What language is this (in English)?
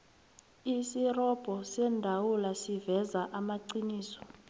South Ndebele